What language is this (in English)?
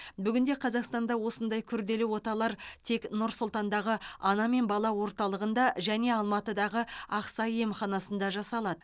Kazakh